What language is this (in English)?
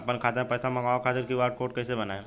Bhojpuri